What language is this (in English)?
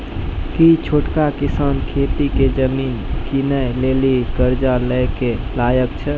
Maithili